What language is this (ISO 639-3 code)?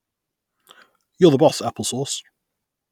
eng